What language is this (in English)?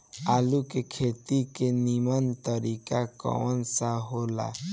Bhojpuri